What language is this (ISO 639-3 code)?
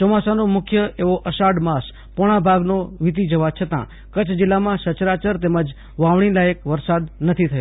guj